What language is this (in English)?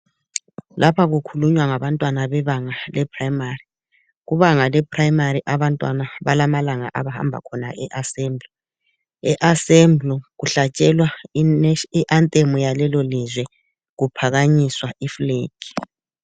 North Ndebele